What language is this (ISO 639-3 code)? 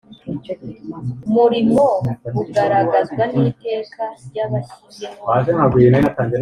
kin